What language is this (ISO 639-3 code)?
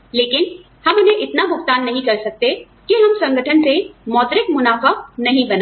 hin